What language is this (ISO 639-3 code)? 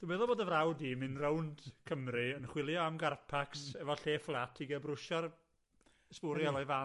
cym